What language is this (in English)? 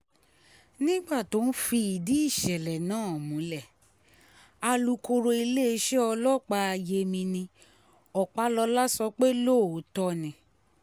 Yoruba